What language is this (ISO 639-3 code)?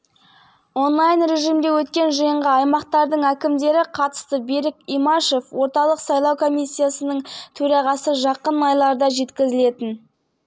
kaz